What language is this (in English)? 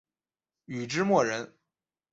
Chinese